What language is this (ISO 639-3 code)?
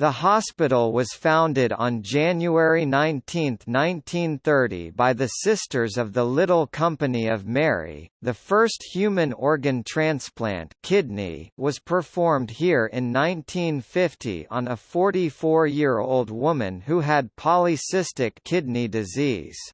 eng